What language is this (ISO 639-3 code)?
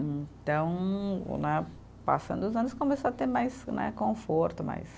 por